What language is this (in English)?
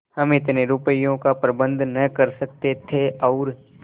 Hindi